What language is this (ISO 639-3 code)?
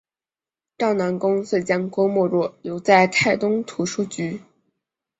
zho